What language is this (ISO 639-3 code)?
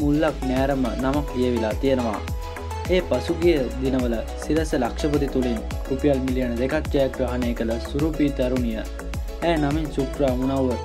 ron